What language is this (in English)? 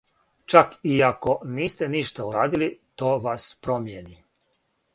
Serbian